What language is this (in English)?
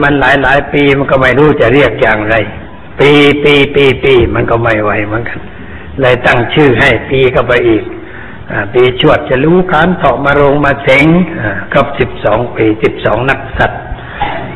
Thai